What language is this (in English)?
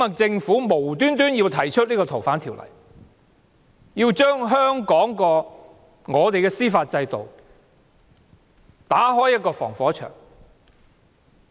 Cantonese